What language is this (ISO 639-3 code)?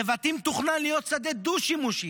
heb